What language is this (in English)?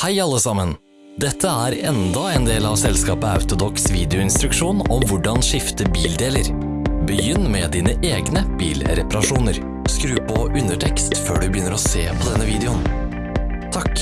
Norwegian